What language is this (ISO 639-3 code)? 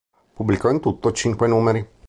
ita